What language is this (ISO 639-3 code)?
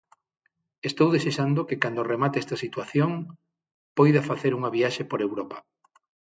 glg